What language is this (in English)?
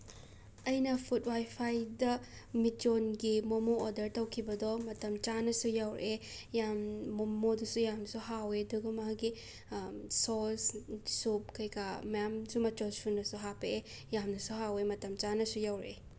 Manipuri